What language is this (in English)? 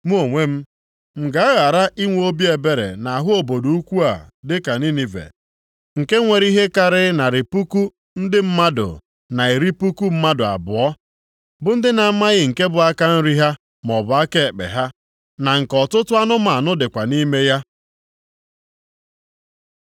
Igbo